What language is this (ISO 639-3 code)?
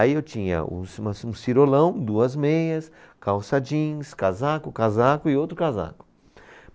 por